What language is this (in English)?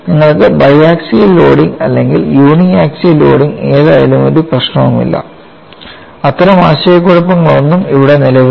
Malayalam